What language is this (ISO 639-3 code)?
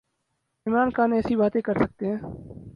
urd